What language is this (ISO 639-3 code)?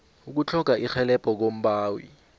nbl